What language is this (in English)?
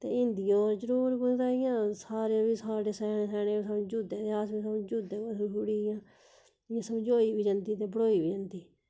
Dogri